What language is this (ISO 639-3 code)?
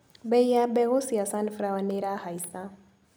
kik